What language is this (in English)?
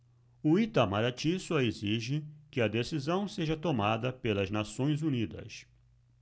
Portuguese